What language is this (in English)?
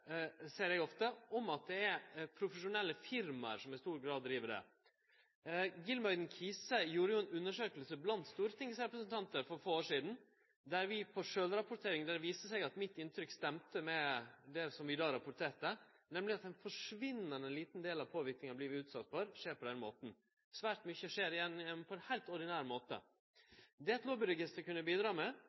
Norwegian Nynorsk